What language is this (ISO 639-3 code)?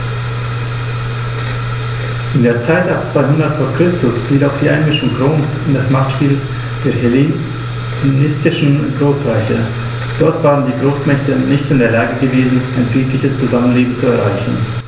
deu